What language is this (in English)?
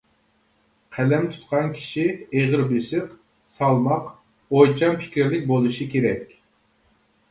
Uyghur